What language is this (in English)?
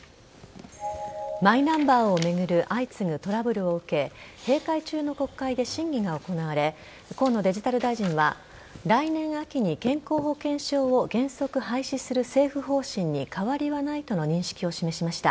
Japanese